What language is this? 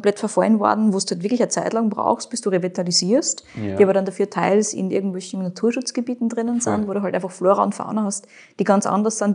German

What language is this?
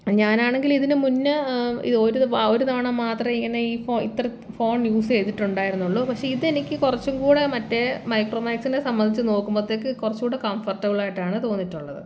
Malayalam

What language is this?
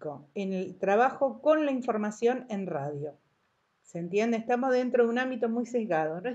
Spanish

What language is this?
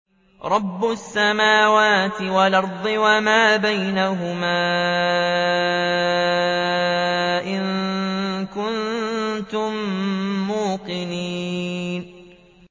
Arabic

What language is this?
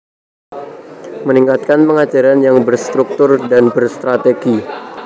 Javanese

